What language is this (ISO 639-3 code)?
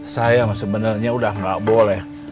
ind